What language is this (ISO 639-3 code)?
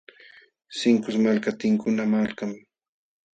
qxw